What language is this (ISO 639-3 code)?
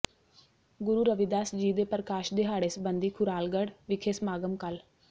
pan